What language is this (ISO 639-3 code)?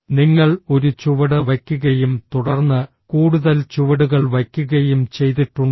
mal